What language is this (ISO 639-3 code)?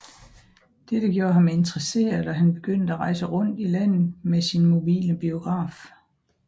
dan